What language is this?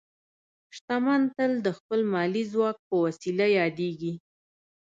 Pashto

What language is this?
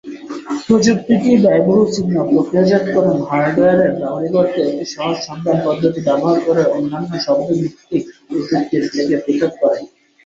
Bangla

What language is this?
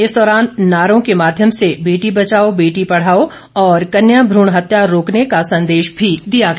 Hindi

